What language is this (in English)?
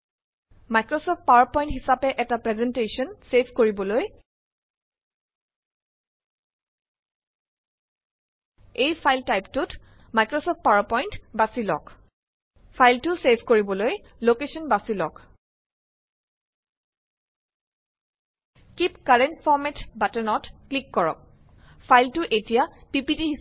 Assamese